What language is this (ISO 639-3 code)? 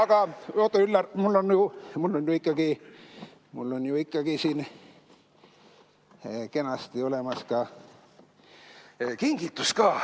est